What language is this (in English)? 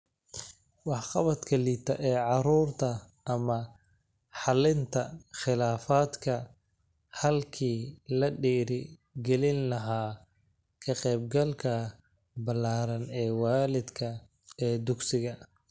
Somali